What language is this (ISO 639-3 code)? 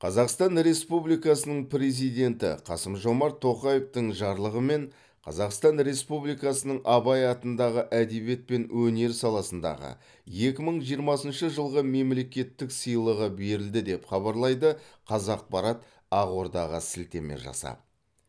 kaz